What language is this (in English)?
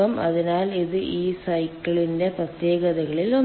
Malayalam